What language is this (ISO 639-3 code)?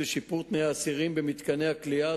heb